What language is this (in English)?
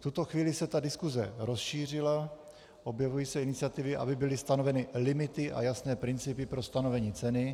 Czech